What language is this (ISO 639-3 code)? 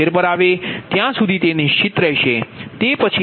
guj